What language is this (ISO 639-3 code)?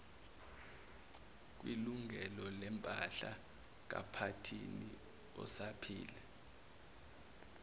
zul